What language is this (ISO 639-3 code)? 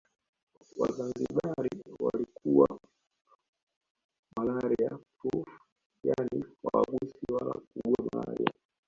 swa